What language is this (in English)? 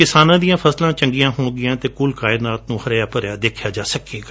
Punjabi